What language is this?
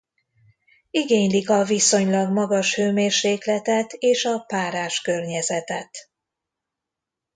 Hungarian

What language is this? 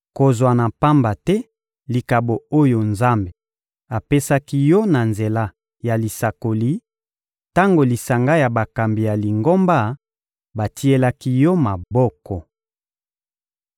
Lingala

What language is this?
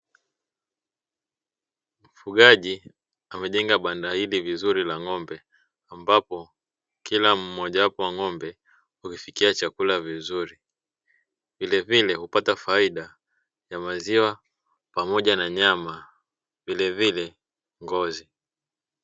Swahili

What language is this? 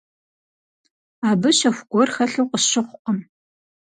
Kabardian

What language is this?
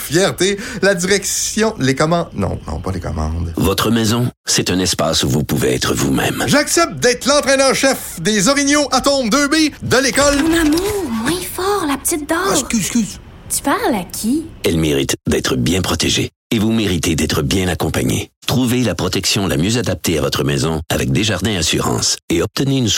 French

